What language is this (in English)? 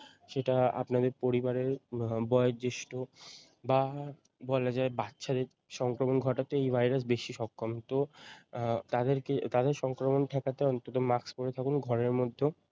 Bangla